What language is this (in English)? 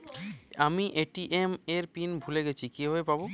Bangla